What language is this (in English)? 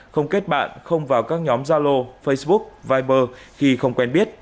Vietnamese